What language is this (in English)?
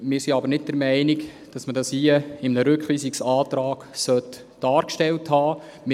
Swiss German